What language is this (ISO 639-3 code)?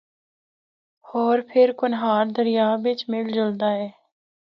hno